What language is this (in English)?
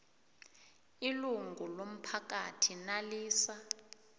South Ndebele